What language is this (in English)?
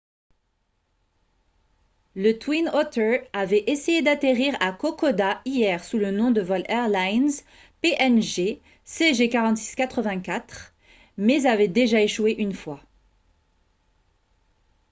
French